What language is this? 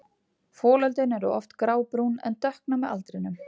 Icelandic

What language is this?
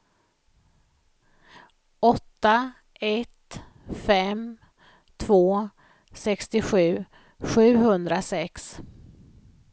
Swedish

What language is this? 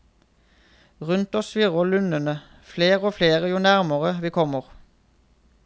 Norwegian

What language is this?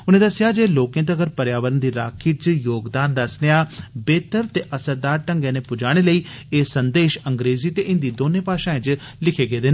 Dogri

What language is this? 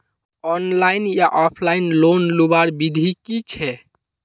Magahi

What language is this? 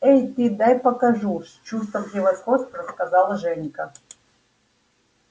Russian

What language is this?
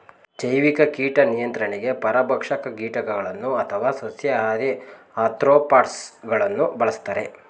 Kannada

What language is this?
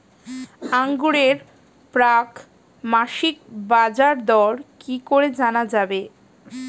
Bangla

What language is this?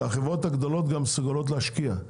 Hebrew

